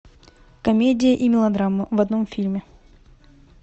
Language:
Russian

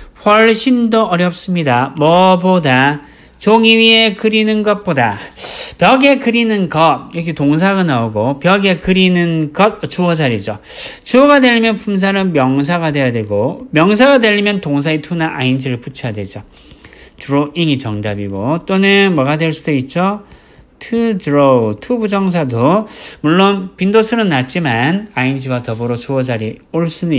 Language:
Korean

